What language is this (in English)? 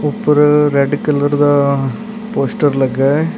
Punjabi